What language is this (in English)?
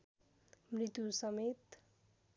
Nepali